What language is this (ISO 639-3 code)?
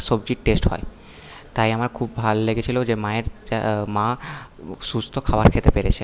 ben